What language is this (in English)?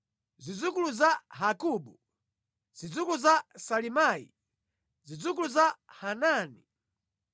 Nyanja